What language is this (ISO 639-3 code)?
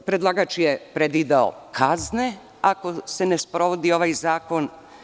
srp